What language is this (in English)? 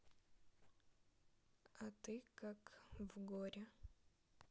Russian